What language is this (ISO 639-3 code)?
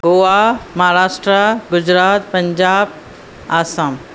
snd